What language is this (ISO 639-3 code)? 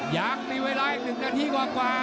tha